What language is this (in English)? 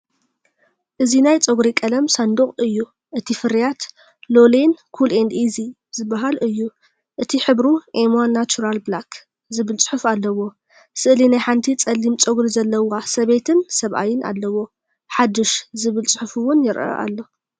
Tigrinya